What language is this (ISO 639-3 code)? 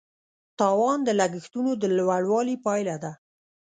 pus